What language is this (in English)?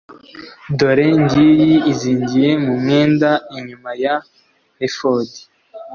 Kinyarwanda